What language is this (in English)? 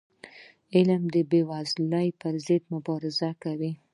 Pashto